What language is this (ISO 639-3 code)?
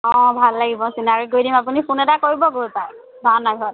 asm